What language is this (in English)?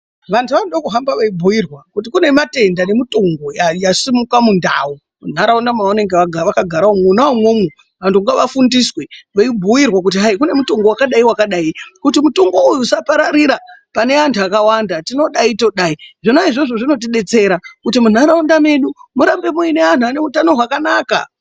Ndau